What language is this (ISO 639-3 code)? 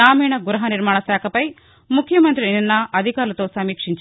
tel